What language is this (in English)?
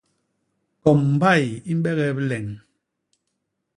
Basaa